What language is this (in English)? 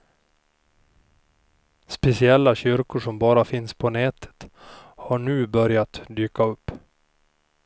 Swedish